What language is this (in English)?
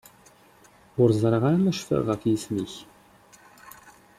Kabyle